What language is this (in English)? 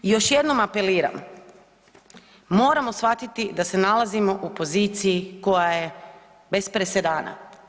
Croatian